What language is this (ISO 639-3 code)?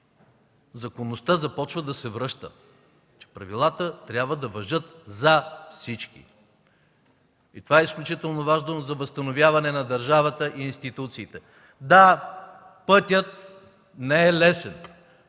bul